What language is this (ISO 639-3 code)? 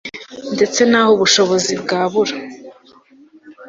kin